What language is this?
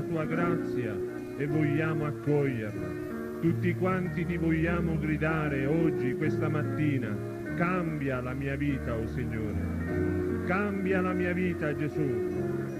Italian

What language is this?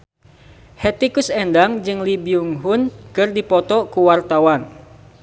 Sundanese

